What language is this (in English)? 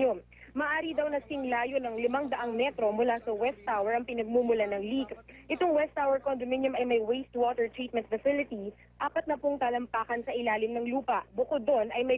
Filipino